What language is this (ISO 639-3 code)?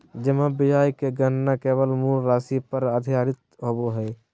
mag